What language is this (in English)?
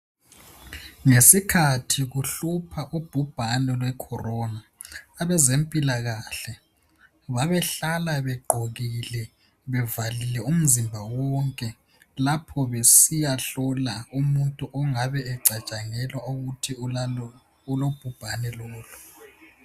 North Ndebele